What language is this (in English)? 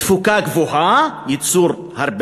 Hebrew